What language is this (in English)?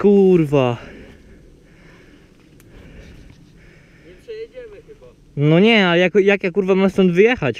Polish